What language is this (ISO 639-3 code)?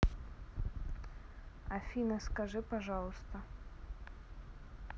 rus